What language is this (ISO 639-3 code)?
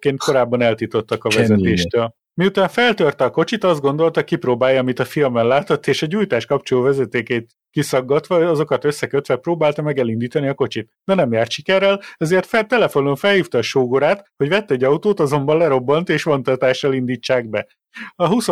hun